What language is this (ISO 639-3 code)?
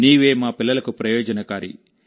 tel